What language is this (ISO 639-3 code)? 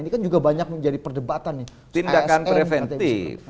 ind